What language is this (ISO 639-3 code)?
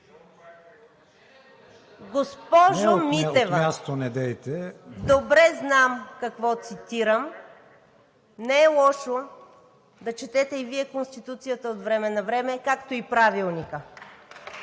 bul